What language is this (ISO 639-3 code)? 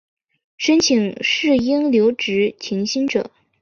zho